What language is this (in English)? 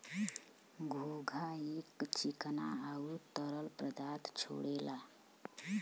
Bhojpuri